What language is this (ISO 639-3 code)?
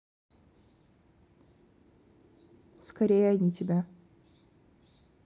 rus